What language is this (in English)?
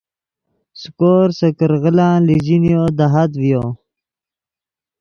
Yidgha